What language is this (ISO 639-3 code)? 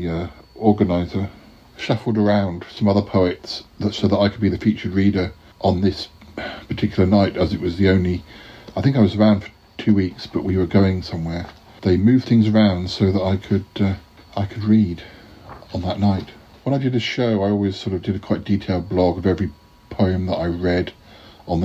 eng